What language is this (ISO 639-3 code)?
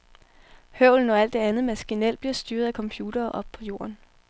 dan